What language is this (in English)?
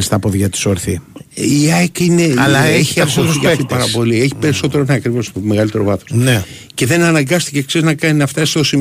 Greek